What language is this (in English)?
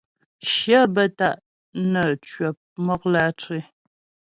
Ghomala